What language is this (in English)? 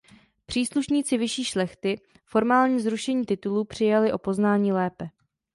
Czech